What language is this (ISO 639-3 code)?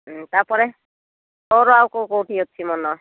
ori